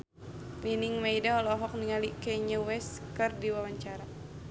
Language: Sundanese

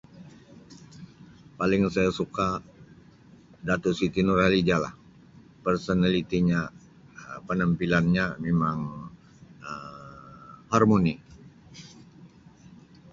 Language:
Sabah Malay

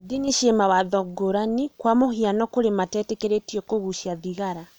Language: Kikuyu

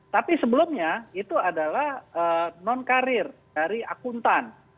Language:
Indonesian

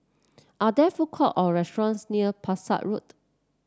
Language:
English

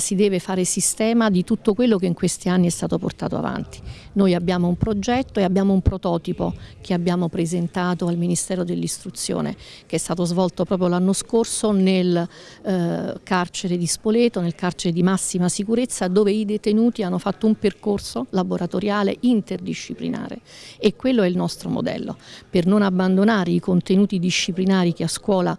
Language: Italian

